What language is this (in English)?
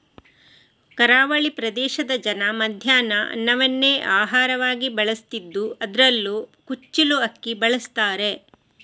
Kannada